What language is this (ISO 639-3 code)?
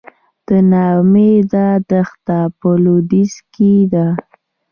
pus